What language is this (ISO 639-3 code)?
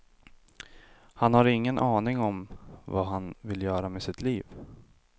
swe